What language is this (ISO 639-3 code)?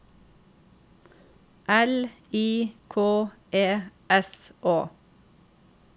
nor